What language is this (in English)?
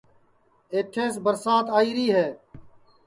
Sansi